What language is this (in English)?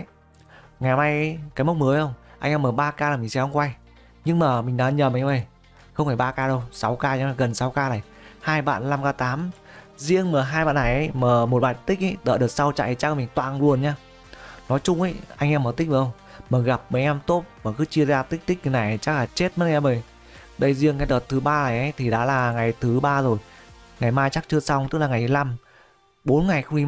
Vietnamese